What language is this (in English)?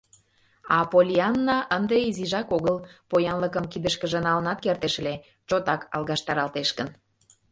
Mari